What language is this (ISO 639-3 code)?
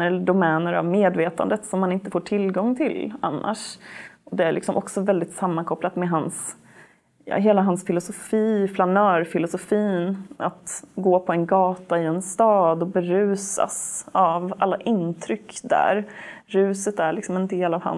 swe